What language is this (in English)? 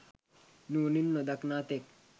Sinhala